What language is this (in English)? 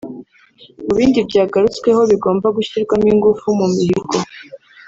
Kinyarwanda